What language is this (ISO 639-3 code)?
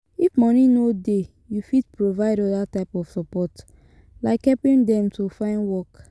pcm